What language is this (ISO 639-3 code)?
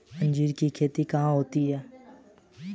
hin